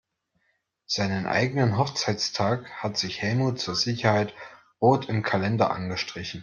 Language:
German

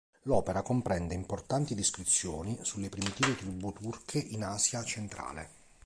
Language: Italian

